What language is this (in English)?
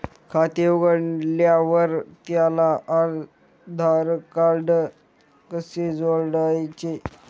Marathi